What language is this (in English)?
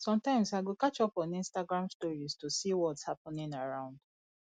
Nigerian Pidgin